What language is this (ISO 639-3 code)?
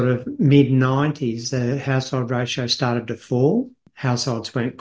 ind